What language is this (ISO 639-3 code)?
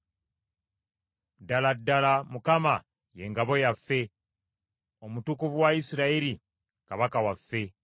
lug